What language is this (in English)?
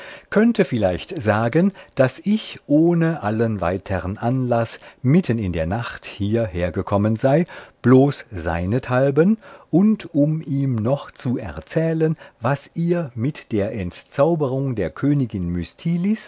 German